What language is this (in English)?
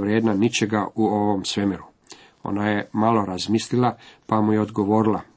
Croatian